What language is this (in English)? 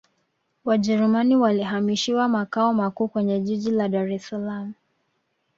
Swahili